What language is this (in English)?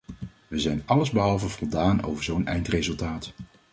Dutch